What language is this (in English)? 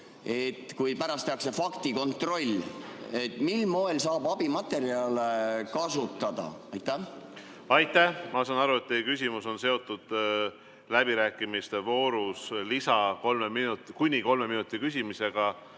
Estonian